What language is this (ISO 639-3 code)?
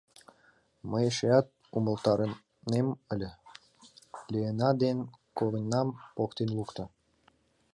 chm